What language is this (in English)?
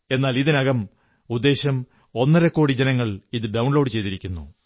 Malayalam